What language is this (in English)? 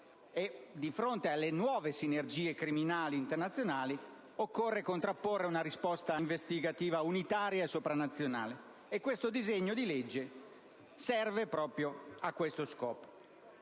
Italian